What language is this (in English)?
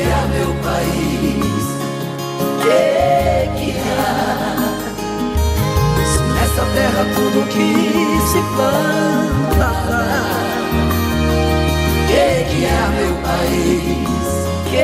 Portuguese